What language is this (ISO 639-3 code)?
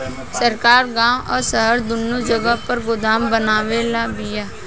bho